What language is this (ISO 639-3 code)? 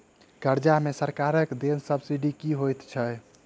mai